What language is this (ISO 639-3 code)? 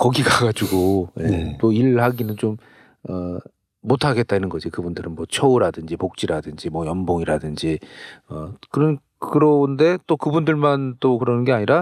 kor